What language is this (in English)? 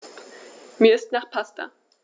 German